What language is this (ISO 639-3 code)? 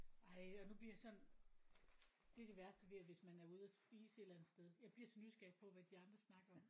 dan